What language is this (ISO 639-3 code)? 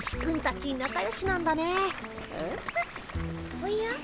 jpn